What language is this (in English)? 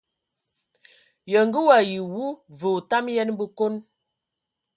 Ewondo